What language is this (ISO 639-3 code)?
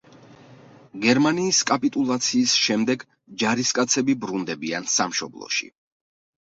kat